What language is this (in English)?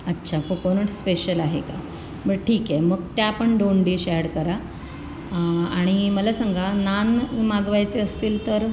Marathi